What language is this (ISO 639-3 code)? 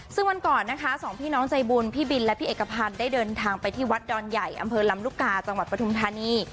tha